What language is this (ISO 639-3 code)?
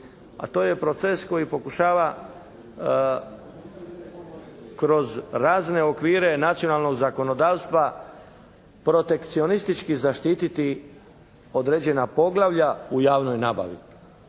hrv